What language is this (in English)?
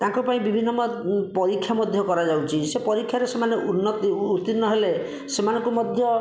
Odia